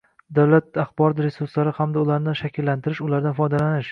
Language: Uzbek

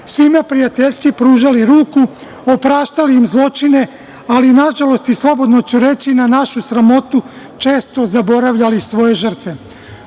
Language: Serbian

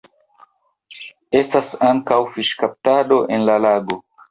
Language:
Esperanto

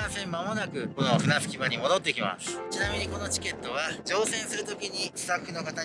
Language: Japanese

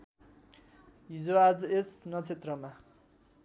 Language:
Nepali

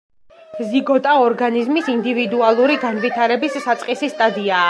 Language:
Georgian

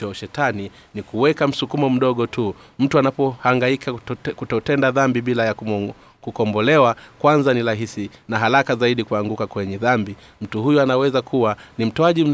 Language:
Swahili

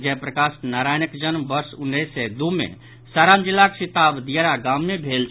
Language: Maithili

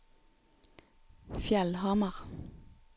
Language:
Norwegian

